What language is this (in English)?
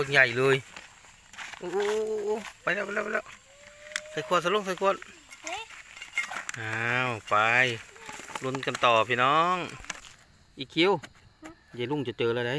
Thai